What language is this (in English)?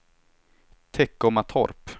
Swedish